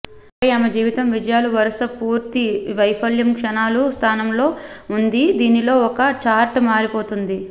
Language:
Telugu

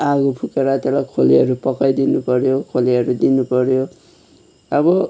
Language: Nepali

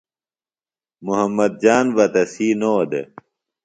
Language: Phalura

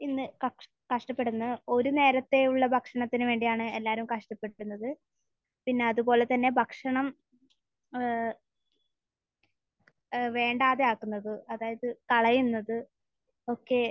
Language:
Malayalam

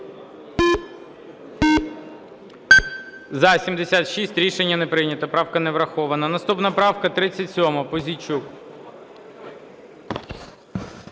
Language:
Ukrainian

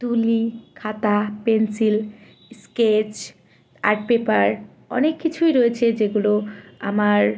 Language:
Bangla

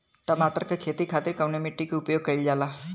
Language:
Bhojpuri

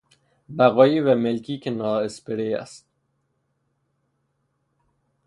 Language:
Persian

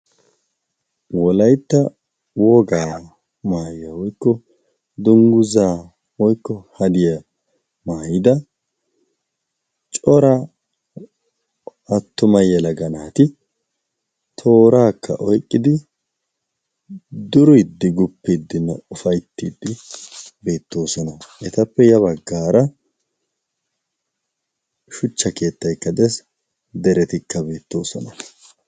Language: Wolaytta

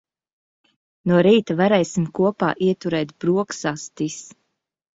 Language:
Latvian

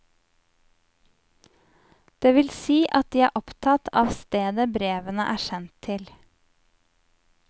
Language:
Norwegian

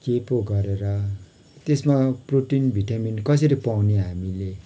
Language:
Nepali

